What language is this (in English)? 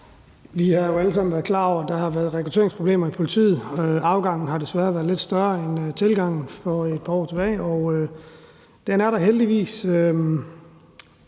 Danish